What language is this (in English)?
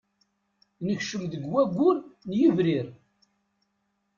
Kabyle